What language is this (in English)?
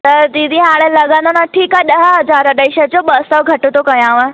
Sindhi